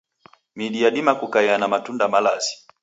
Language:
Taita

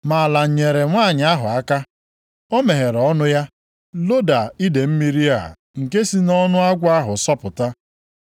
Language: Igbo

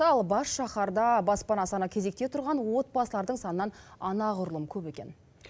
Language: Kazakh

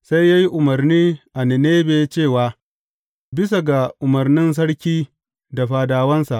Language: Hausa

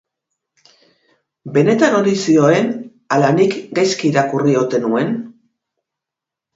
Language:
Basque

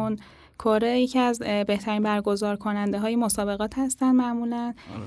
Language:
Persian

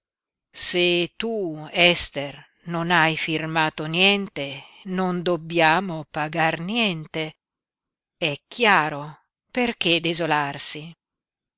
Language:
Italian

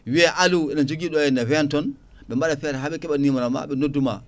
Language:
Fula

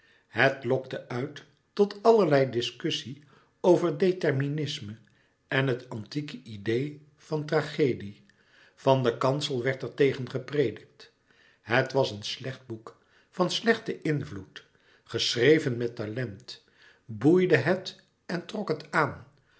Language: Dutch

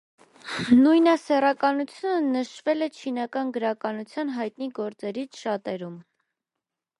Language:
Armenian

